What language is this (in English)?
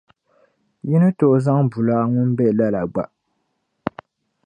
Dagbani